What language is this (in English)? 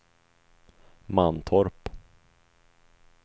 Swedish